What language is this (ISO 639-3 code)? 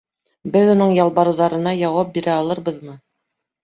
bak